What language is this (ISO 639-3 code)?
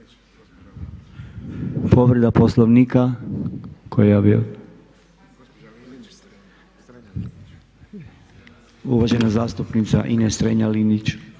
hrv